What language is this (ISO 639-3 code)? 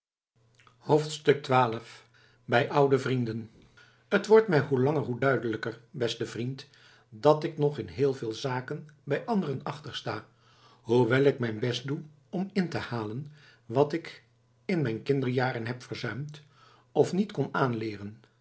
nld